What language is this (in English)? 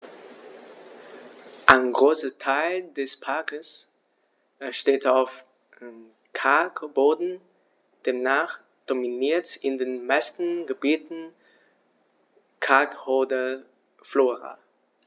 German